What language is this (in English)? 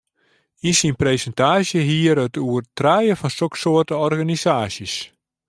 Western Frisian